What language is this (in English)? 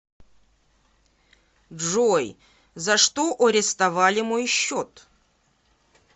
Russian